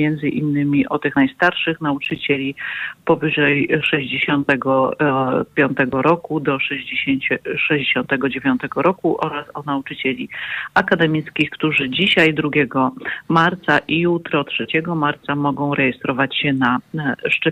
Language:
Polish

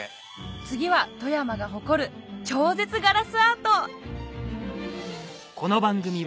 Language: Japanese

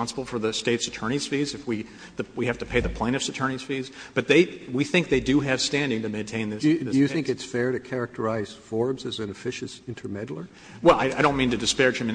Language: English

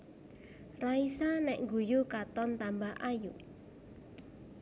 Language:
Javanese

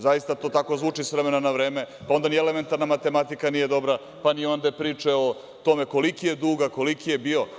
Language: Serbian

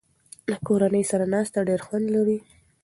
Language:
Pashto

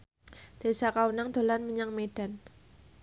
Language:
Javanese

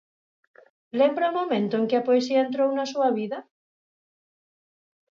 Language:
Galician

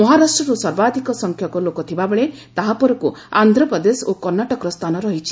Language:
Odia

